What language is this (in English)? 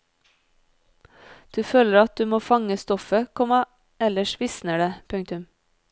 Norwegian